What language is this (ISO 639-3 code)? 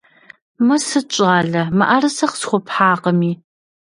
kbd